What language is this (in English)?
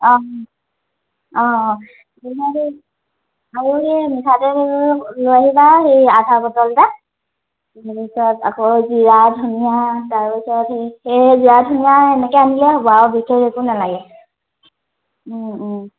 Assamese